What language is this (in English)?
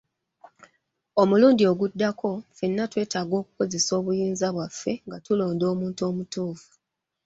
Ganda